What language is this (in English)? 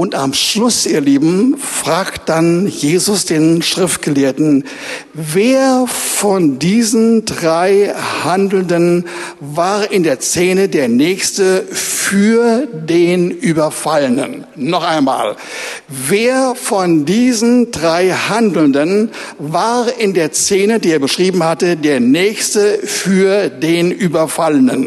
German